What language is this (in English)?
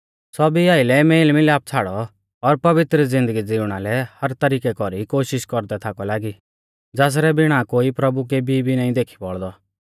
Mahasu Pahari